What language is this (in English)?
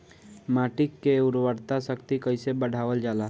Bhojpuri